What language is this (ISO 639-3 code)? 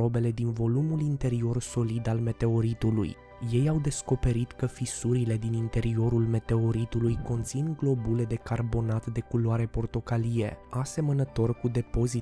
ron